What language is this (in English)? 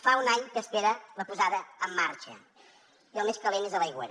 Catalan